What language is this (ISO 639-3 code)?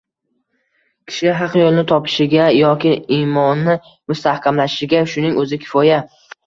uzb